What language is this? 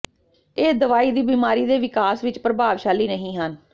Punjabi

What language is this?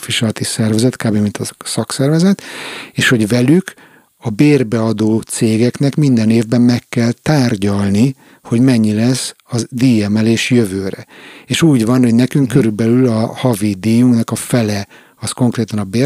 Hungarian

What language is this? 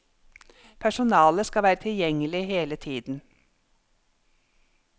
Norwegian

